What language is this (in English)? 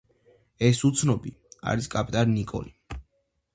Georgian